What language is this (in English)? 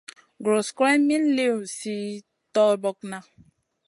Masana